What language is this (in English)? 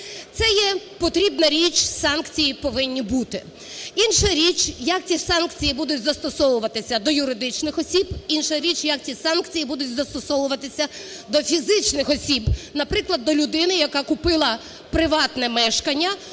Ukrainian